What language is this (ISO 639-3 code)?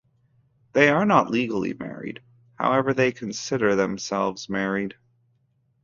eng